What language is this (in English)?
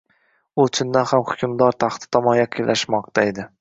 Uzbek